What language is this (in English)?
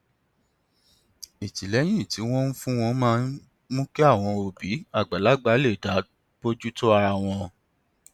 Yoruba